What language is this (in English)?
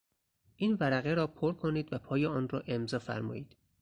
Persian